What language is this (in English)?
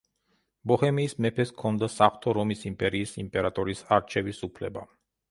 Georgian